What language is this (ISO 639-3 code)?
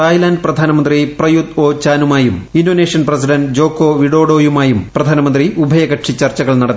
mal